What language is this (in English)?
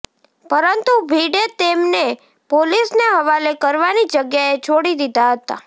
Gujarati